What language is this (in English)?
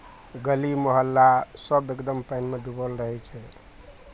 Maithili